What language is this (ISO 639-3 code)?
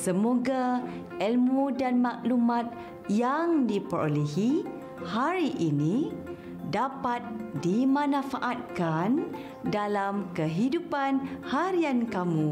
msa